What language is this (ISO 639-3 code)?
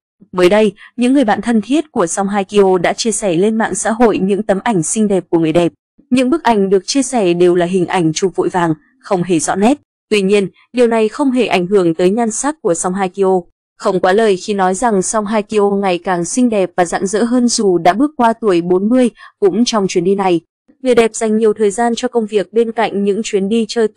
vie